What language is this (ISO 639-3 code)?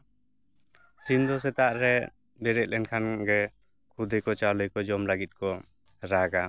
sat